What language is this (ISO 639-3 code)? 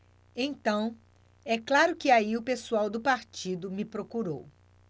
por